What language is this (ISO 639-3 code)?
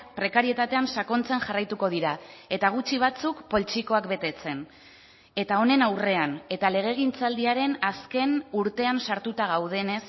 eus